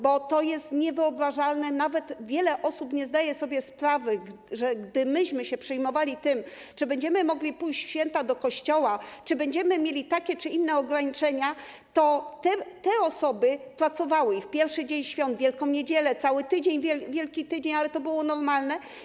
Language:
Polish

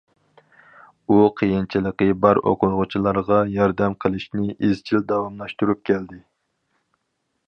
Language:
Uyghur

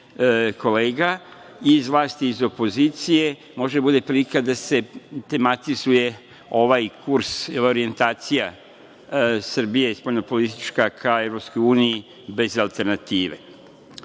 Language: Serbian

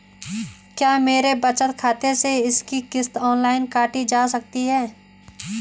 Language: Hindi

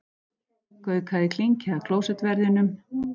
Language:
Icelandic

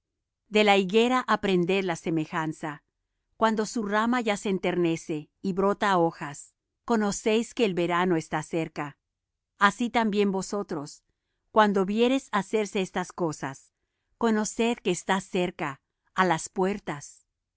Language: Spanish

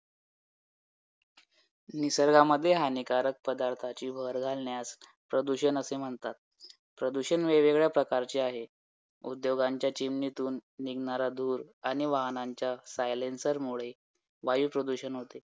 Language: Marathi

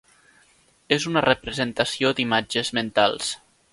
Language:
Catalan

